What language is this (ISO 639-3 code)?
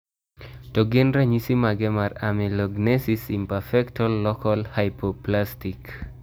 luo